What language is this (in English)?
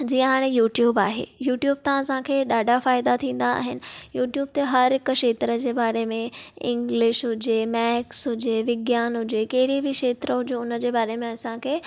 Sindhi